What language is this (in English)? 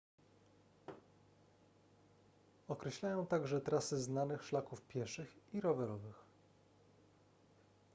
Polish